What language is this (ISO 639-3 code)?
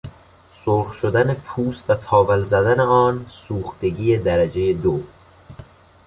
fas